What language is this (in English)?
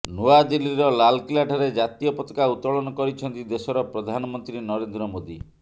Odia